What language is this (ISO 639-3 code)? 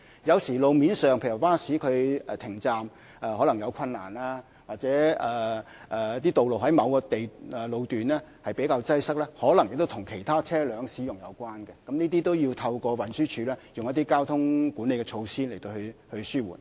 yue